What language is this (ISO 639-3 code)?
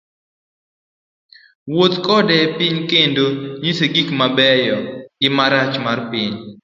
luo